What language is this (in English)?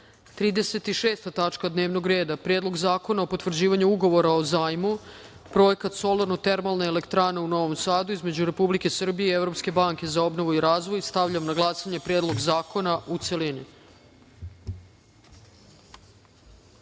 Serbian